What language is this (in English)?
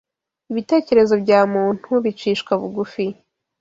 Kinyarwanda